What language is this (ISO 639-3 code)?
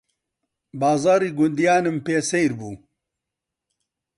ckb